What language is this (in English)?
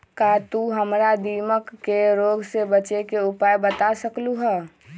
Magahi